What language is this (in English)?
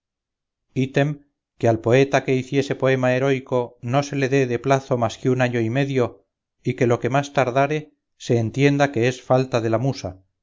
Spanish